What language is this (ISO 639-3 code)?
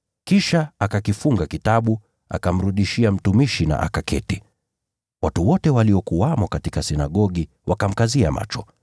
swa